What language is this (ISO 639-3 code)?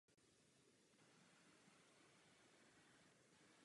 ces